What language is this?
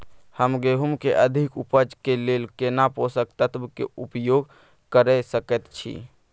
Maithili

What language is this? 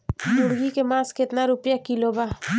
Bhojpuri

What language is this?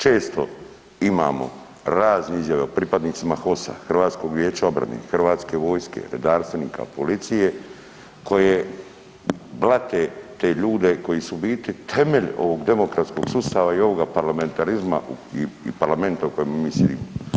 Croatian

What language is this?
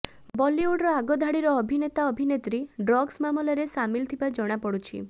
Odia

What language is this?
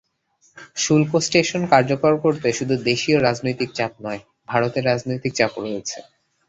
Bangla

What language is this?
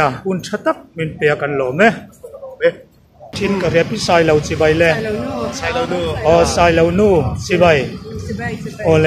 Arabic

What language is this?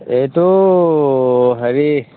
Assamese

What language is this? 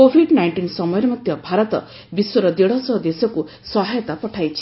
Odia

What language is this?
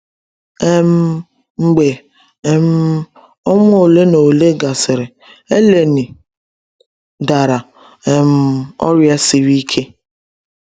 Igbo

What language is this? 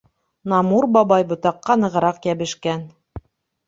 Bashkir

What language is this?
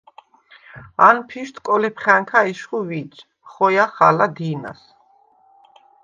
Svan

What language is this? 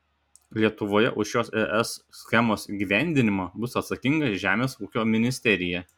Lithuanian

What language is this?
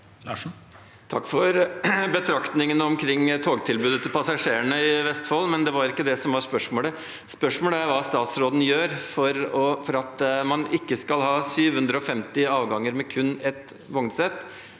Norwegian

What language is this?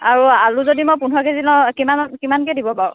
Assamese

